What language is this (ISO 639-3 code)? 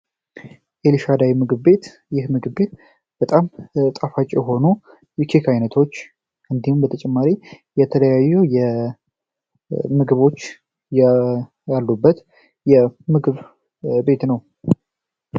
amh